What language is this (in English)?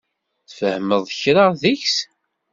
Kabyle